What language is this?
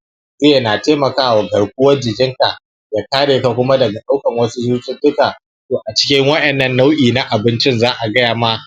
Hausa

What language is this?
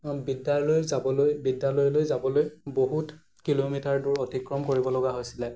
Assamese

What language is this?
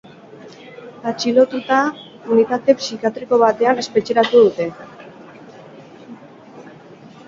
Basque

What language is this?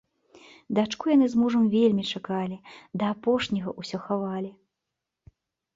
Belarusian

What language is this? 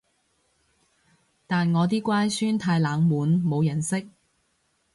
Cantonese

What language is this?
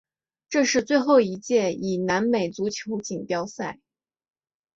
Chinese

